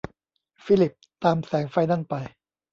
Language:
Thai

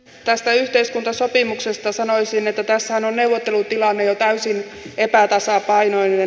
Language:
Finnish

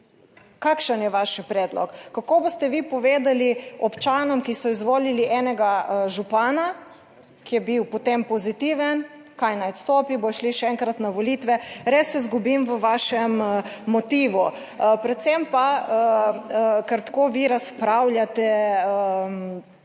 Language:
Slovenian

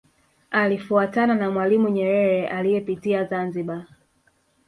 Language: Swahili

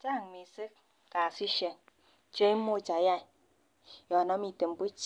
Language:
Kalenjin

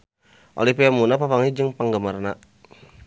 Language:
Sundanese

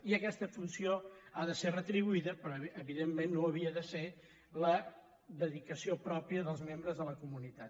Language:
Catalan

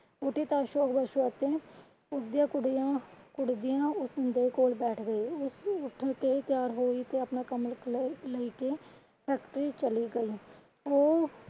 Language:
Punjabi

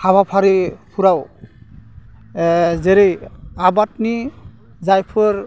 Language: Bodo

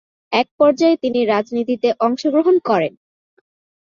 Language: Bangla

